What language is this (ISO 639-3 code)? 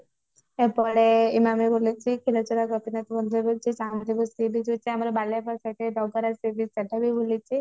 ori